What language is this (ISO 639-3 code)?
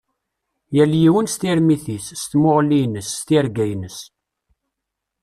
kab